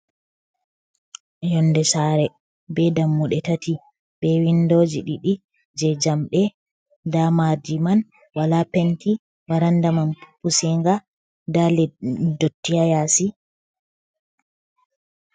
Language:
Fula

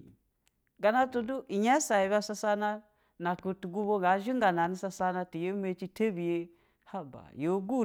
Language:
Basa (Nigeria)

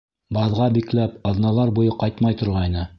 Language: Bashkir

